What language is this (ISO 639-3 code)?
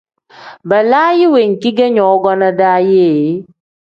kdh